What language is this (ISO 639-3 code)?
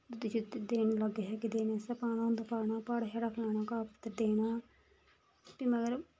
doi